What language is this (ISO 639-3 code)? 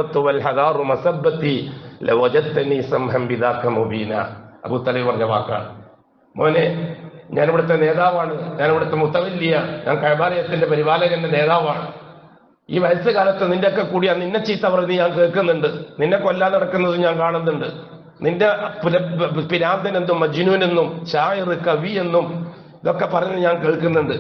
ara